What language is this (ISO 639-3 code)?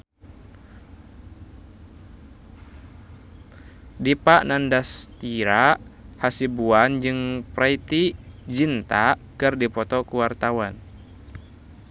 sun